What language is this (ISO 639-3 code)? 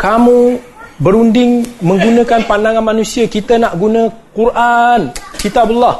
msa